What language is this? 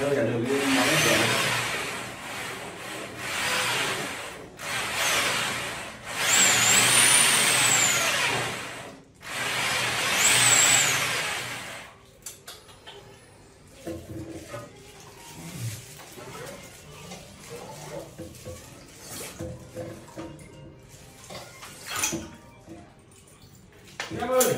Vietnamese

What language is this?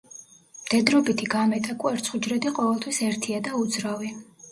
Georgian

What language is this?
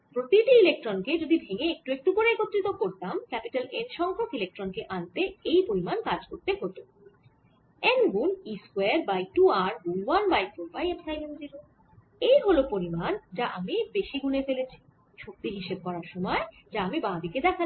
Bangla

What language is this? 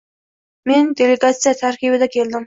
Uzbek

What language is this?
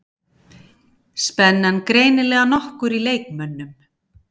Icelandic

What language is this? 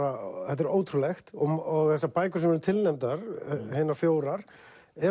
Icelandic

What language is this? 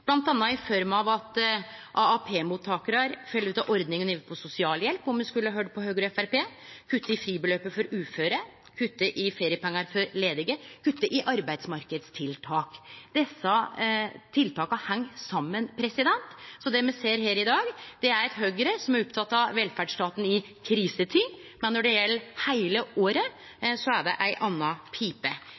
Norwegian Nynorsk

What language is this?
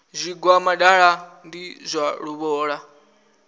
Venda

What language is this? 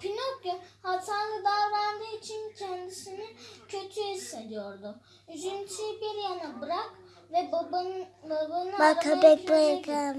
Turkish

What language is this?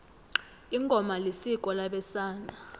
South Ndebele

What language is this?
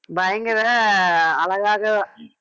Tamil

